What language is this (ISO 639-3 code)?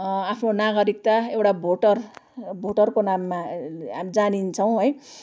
nep